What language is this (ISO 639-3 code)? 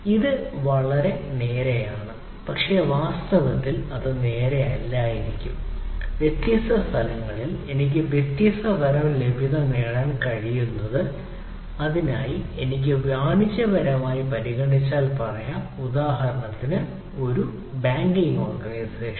mal